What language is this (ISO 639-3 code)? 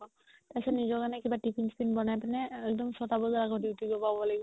asm